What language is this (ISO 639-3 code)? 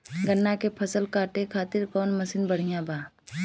bho